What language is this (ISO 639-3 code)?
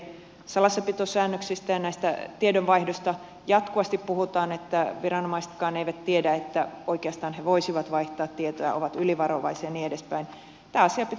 fin